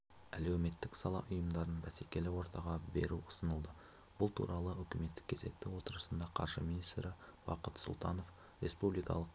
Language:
Kazakh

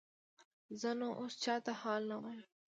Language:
Pashto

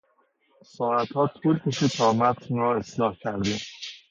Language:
Persian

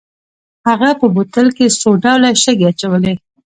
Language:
Pashto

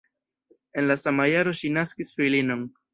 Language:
Esperanto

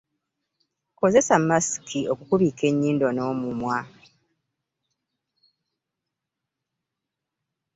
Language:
Ganda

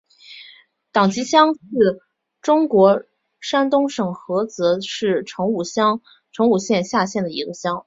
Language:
Chinese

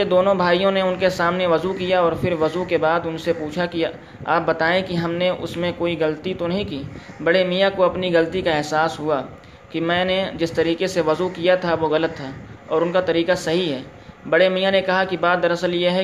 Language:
Urdu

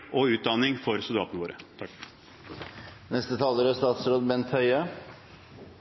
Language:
Norwegian Bokmål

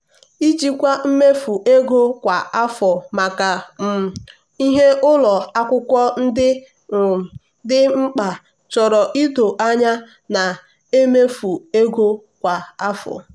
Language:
Igbo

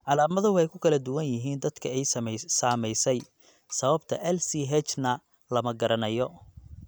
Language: Somali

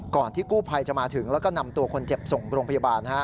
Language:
Thai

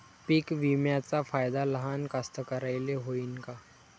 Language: Marathi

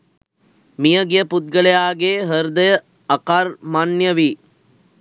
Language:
Sinhala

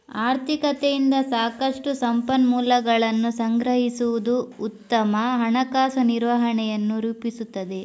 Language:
Kannada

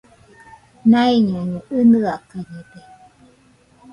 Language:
Nüpode Huitoto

